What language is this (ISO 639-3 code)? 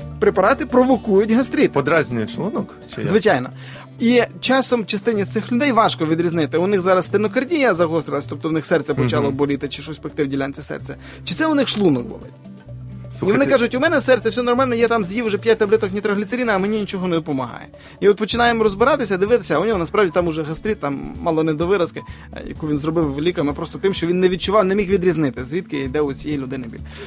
ukr